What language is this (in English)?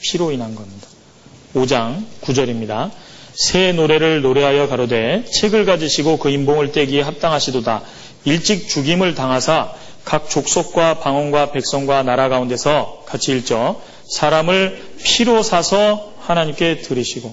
Korean